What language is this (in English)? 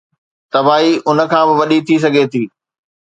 Sindhi